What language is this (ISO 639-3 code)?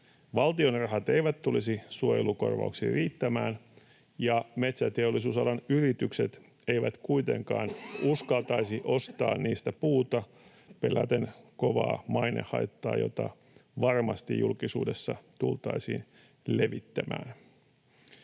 fin